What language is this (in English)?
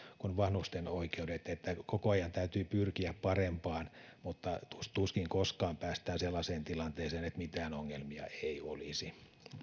Finnish